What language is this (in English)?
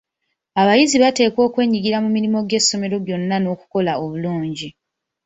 Ganda